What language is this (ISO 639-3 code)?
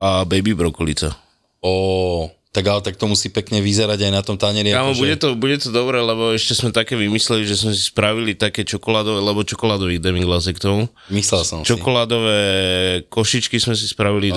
slk